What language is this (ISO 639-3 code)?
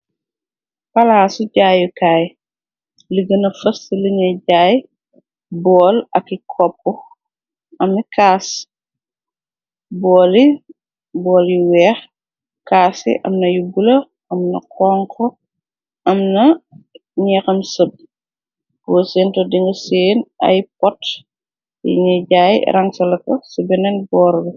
wol